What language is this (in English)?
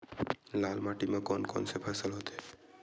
Chhattisgarhi